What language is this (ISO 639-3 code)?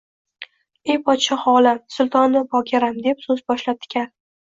uzb